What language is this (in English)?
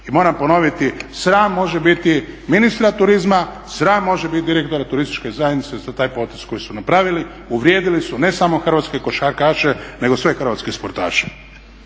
Croatian